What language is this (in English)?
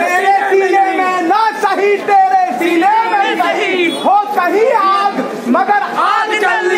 Arabic